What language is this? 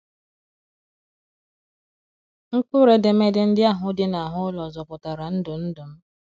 Igbo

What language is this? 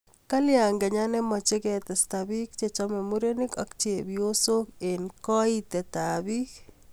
Kalenjin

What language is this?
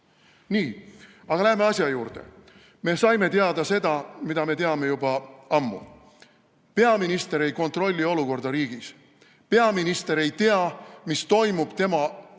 Estonian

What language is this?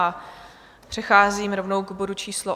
Czech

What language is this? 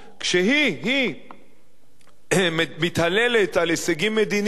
Hebrew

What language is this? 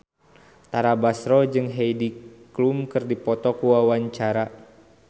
Sundanese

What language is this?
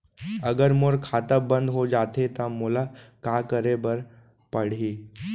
Chhattisgarhi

